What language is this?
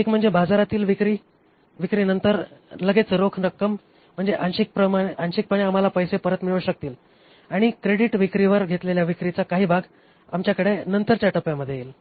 Marathi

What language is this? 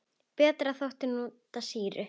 Icelandic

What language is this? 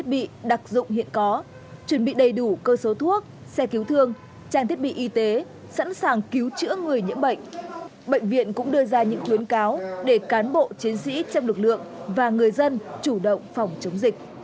Vietnamese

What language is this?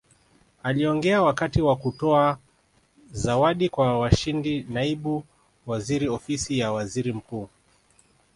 Swahili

